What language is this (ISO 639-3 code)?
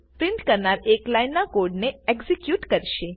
guj